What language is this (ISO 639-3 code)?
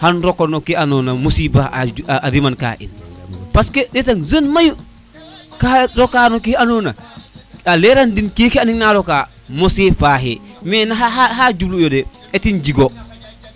srr